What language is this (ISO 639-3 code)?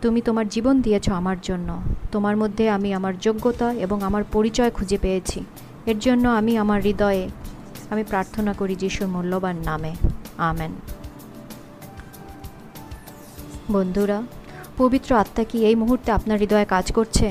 ben